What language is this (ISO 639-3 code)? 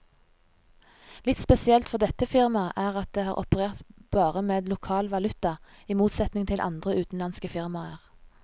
nor